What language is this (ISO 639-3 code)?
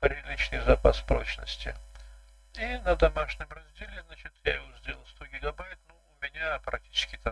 rus